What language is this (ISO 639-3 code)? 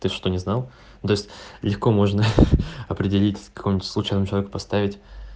rus